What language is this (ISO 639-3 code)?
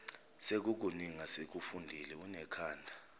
zul